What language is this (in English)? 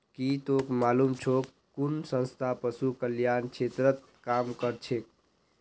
Magahi